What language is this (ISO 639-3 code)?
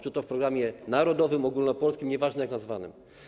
pol